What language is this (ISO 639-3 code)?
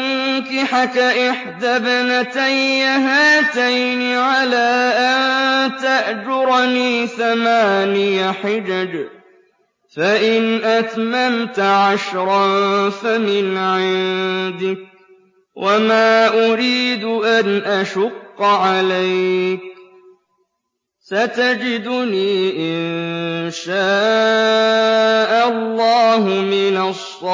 ara